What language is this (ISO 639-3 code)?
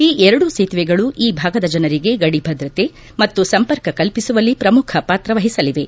kan